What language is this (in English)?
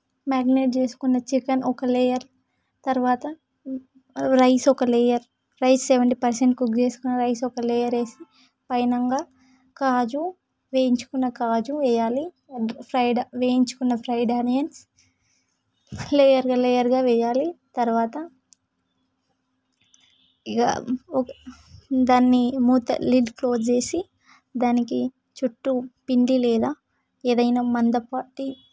Telugu